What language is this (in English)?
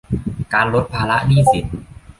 Thai